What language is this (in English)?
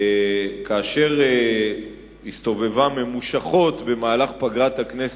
Hebrew